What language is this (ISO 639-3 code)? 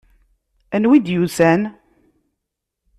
kab